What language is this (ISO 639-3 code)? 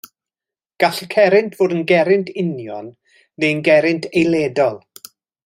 cym